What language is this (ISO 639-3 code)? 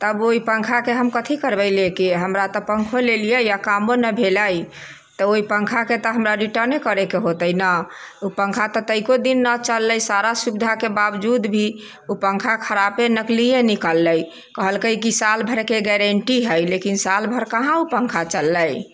mai